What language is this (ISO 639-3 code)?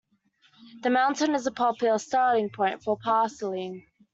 eng